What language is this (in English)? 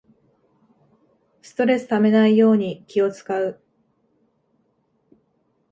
Japanese